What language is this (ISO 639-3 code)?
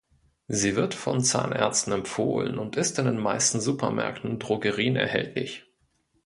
deu